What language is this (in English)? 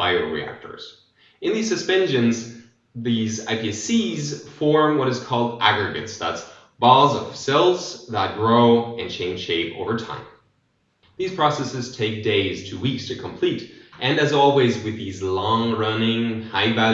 English